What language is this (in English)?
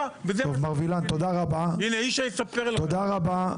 Hebrew